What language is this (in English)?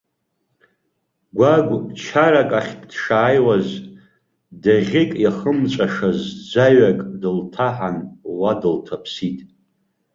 Abkhazian